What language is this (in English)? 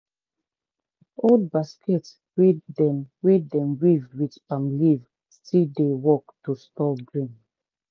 Nigerian Pidgin